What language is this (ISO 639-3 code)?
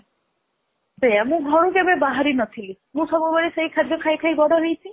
ori